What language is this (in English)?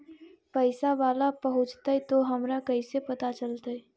Magahi